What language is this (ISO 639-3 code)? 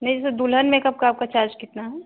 hin